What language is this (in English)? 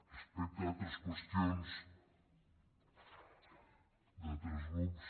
Catalan